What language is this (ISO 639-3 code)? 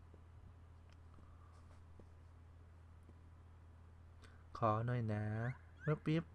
tha